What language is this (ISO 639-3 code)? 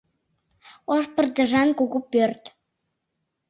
chm